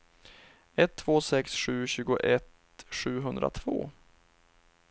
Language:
Swedish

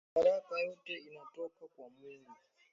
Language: Swahili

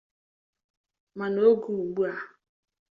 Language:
Igbo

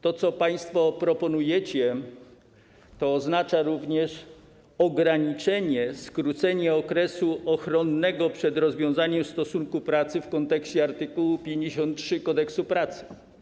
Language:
Polish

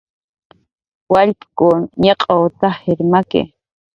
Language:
Jaqaru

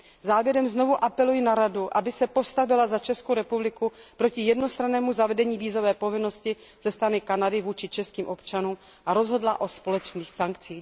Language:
Czech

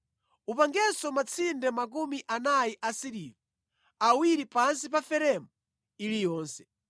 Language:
Nyanja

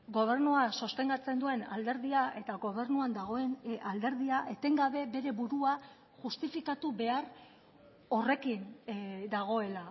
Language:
Basque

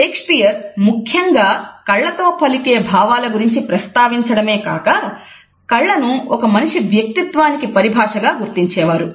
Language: Telugu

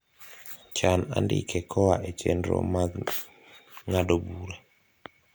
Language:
Luo (Kenya and Tanzania)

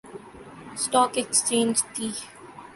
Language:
Urdu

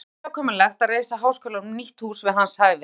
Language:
Icelandic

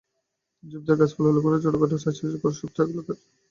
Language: Bangla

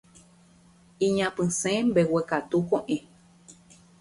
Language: Guarani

